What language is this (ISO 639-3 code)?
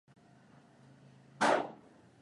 swa